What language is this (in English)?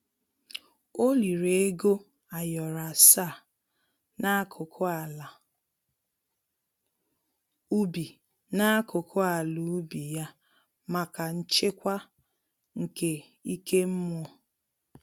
Igbo